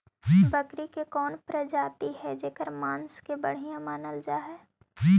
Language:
Magahi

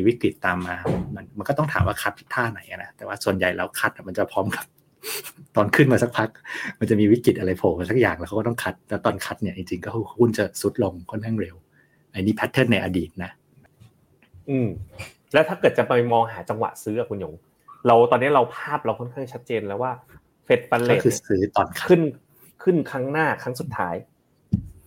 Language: Thai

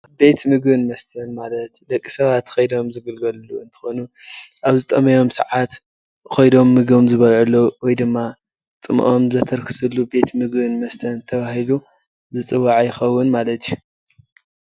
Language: Tigrinya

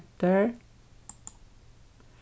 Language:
Faroese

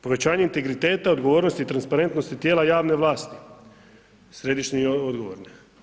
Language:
Croatian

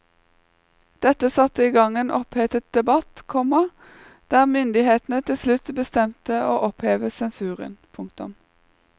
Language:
Norwegian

